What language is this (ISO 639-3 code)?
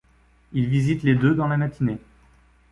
fra